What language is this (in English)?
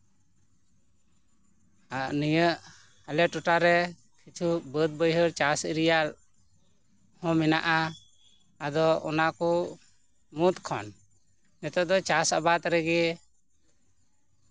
Santali